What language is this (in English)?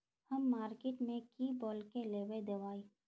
Magahi